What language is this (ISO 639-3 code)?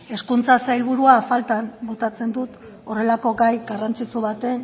eus